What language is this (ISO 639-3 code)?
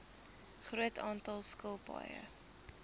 afr